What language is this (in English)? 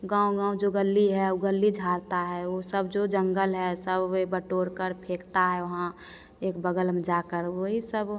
Hindi